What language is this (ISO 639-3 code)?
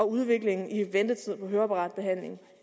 dan